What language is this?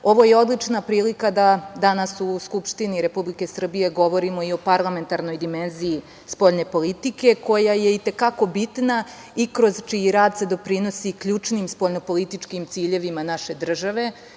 Serbian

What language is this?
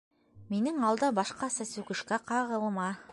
Bashkir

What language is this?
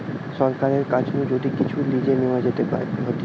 Bangla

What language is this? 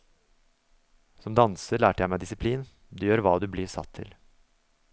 Norwegian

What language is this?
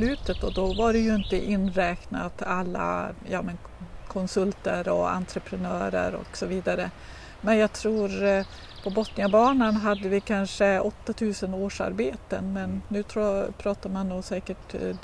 Swedish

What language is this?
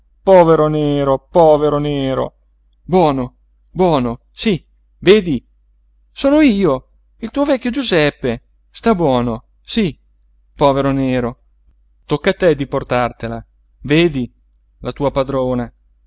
Italian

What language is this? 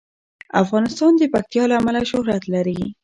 Pashto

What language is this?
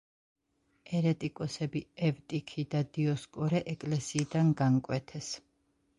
Georgian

